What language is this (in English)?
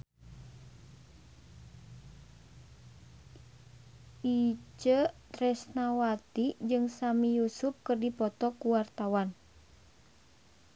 Sundanese